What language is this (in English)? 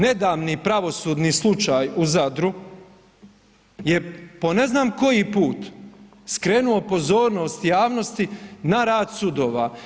Croatian